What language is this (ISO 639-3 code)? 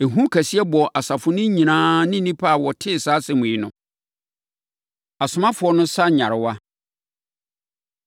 aka